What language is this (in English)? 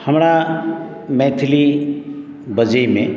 Maithili